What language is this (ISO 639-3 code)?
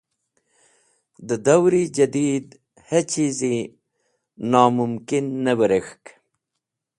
wbl